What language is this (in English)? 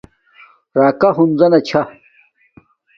Domaaki